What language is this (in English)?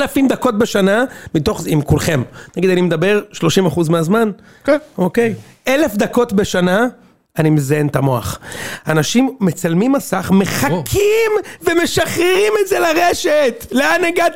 Hebrew